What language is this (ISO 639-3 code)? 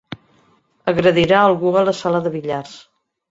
cat